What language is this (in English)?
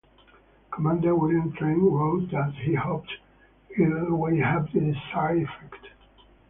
English